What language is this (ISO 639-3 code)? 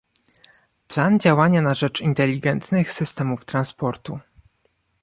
pol